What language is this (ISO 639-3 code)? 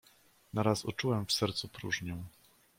pol